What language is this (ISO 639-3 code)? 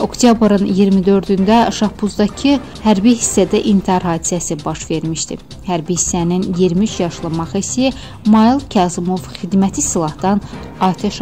tur